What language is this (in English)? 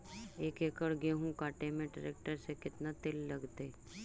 Magahi